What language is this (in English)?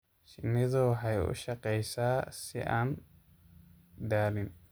Somali